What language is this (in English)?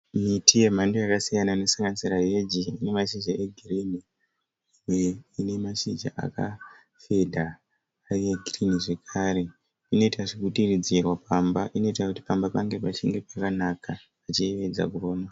Shona